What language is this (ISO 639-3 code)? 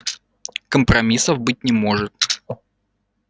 rus